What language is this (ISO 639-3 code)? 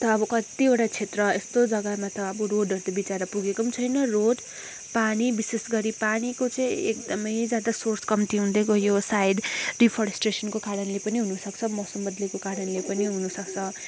nep